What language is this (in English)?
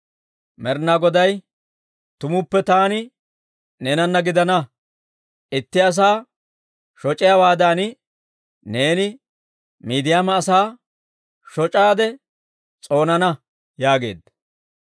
Dawro